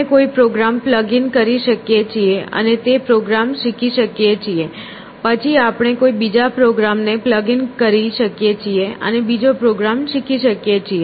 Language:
Gujarati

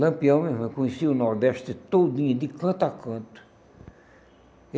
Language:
Portuguese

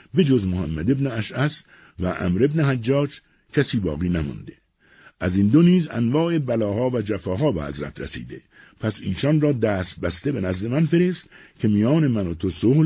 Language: Persian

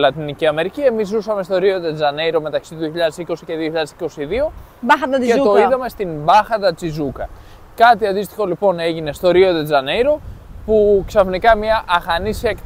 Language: Greek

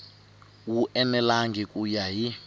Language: Tsonga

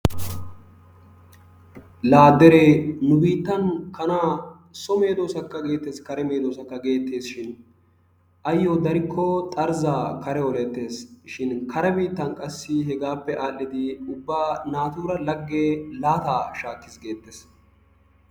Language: Wolaytta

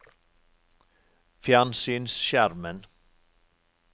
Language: Norwegian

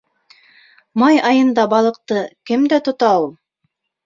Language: Bashkir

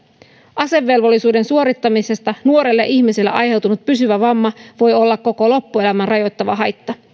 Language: Finnish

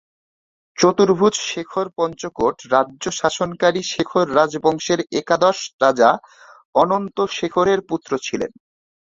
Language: Bangla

